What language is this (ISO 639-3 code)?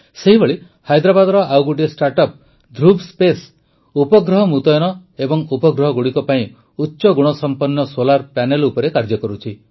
ori